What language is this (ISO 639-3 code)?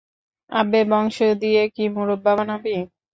ben